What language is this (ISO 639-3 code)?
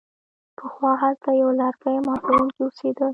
pus